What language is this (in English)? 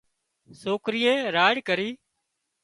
Wadiyara Koli